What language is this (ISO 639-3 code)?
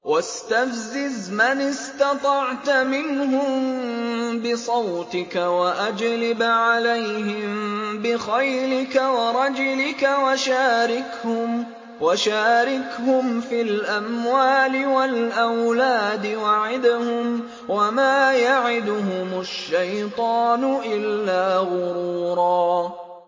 ara